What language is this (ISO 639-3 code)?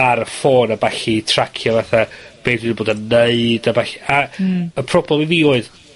cym